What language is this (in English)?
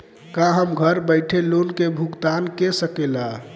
Bhojpuri